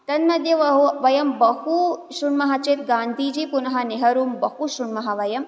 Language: Sanskrit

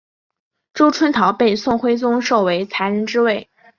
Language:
Chinese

